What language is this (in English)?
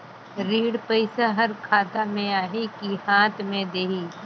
Chhattisgarhi